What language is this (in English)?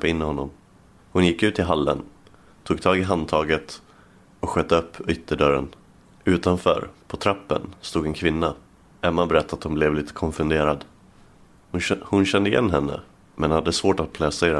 Swedish